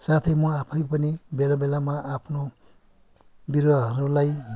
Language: Nepali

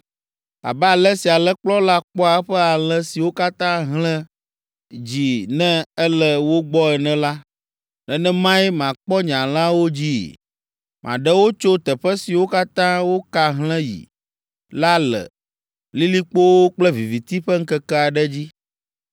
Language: Ewe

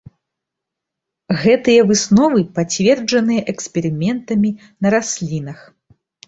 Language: Belarusian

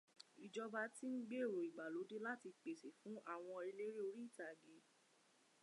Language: Yoruba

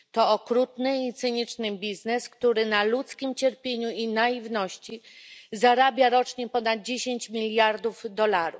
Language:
Polish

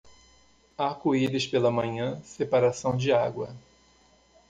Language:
Portuguese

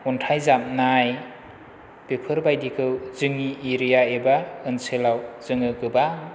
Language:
Bodo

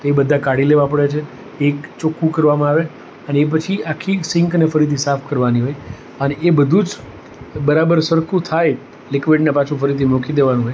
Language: Gujarati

